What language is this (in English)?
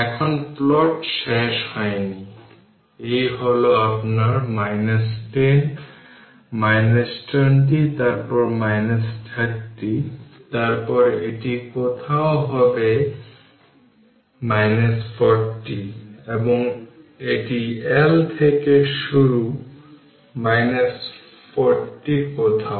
Bangla